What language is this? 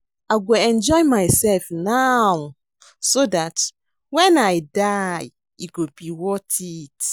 Nigerian Pidgin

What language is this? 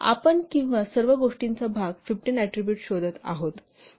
Marathi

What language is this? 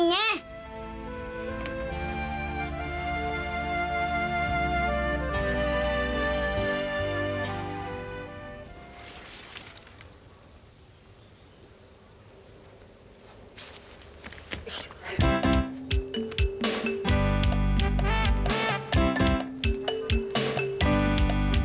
Indonesian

